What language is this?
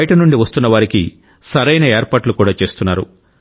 Telugu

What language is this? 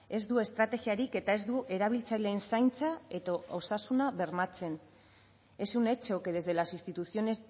Basque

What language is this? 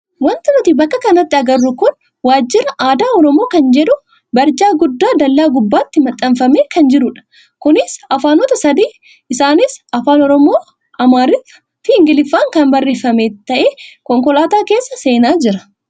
Oromo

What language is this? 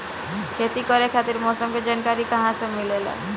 Bhojpuri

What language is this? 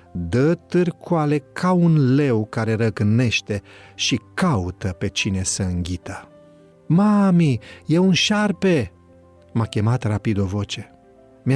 Romanian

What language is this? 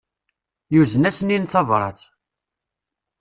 Kabyle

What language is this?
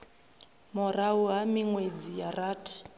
Venda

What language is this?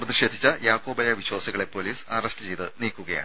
Malayalam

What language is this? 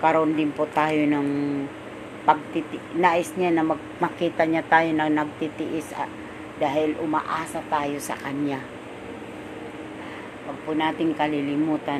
Filipino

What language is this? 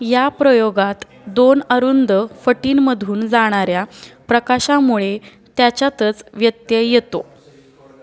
Marathi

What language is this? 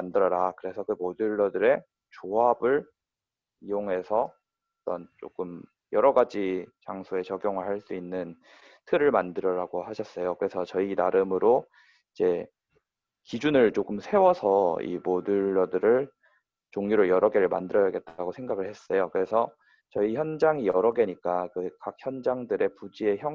Korean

